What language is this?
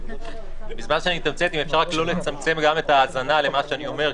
Hebrew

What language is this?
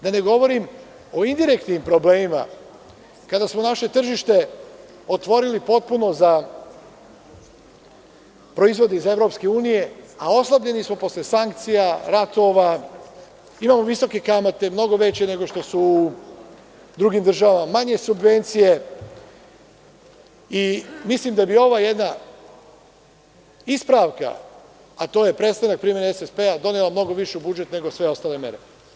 Serbian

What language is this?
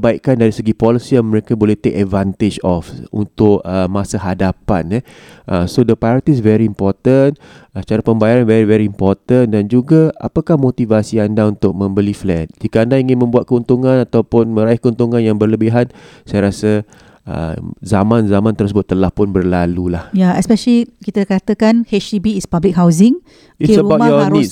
Malay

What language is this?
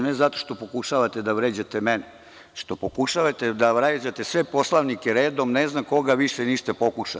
Serbian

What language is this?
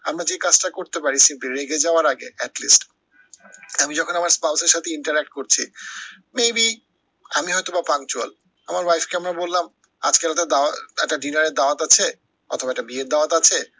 Bangla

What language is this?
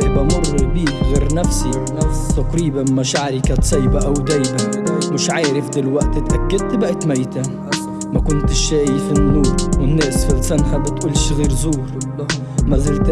Arabic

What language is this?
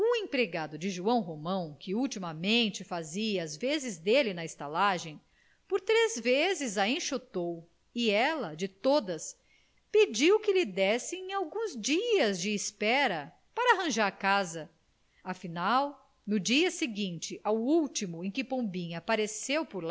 Portuguese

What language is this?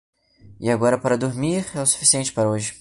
Portuguese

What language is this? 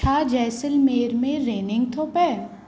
Sindhi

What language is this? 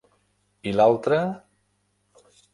Catalan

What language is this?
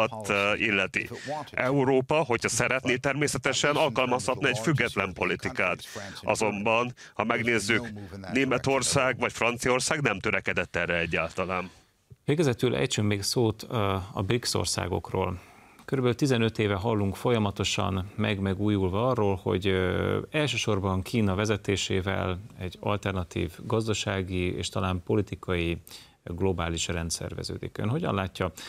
Hungarian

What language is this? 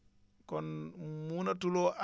Wolof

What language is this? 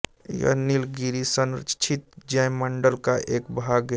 Hindi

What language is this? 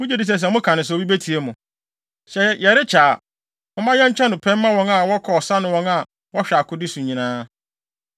Akan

